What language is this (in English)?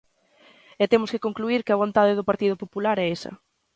Galician